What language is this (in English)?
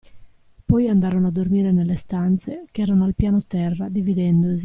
Italian